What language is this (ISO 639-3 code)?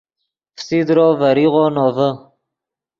ydg